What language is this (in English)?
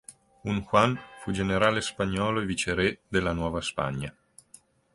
Italian